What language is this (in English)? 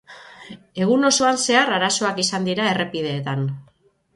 Basque